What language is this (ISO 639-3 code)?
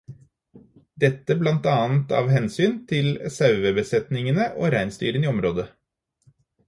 nob